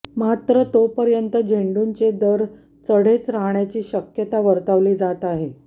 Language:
Marathi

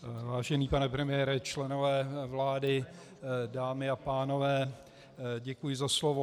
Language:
Czech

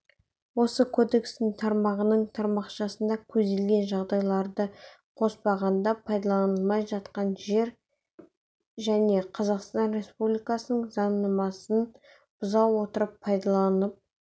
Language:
Kazakh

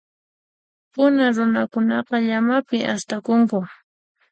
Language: Puno Quechua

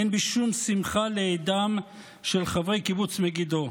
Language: Hebrew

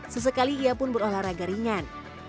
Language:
Indonesian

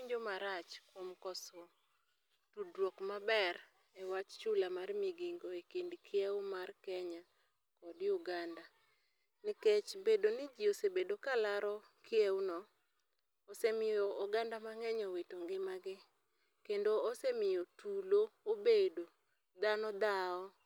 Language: Luo (Kenya and Tanzania)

